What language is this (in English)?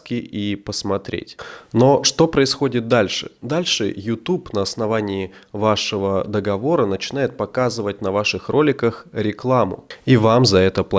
Russian